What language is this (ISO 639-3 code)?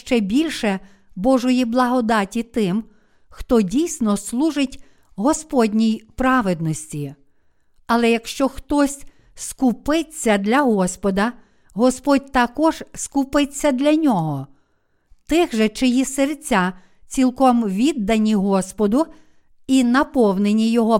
ukr